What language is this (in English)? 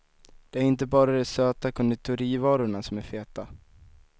Swedish